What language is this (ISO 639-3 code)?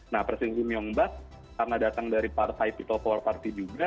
ind